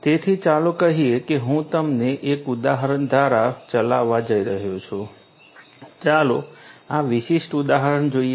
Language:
Gujarati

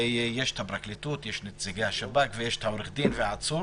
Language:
Hebrew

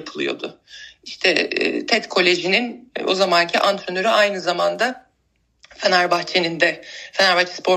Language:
Turkish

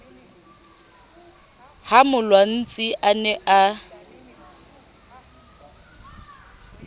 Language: Southern Sotho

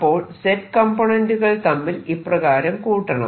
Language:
Malayalam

